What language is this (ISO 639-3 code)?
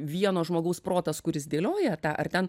lit